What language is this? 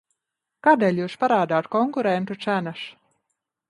Latvian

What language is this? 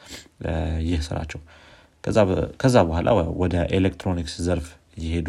Amharic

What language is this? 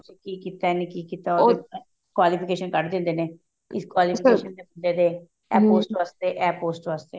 Punjabi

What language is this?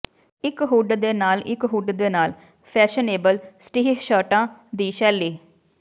Punjabi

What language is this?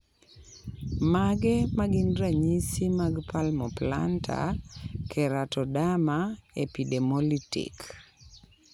Luo (Kenya and Tanzania)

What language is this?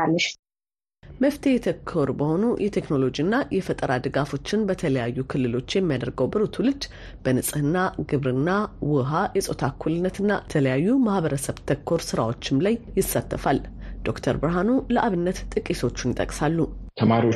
Amharic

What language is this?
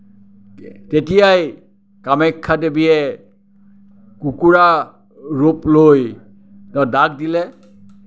Assamese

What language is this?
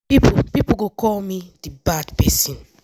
Nigerian Pidgin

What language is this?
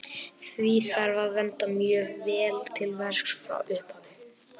Icelandic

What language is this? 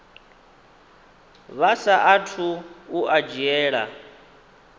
Venda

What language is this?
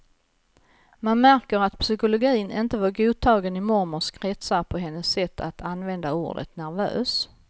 Swedish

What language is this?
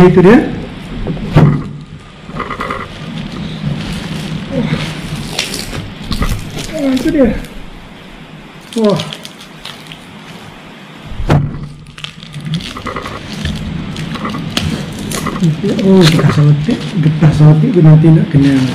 Malay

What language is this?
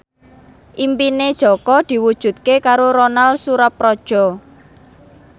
Javanese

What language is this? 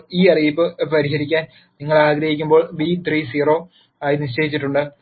Malayalam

